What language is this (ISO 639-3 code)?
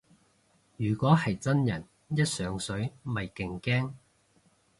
yue